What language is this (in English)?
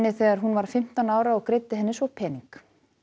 Icelandic